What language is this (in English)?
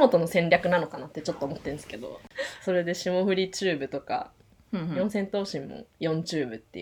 Japanese